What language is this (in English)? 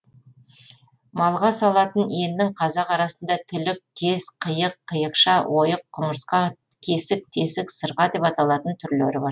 Kazakh